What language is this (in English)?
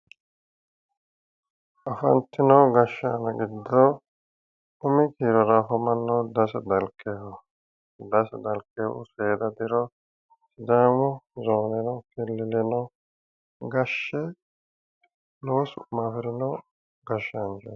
Sidamo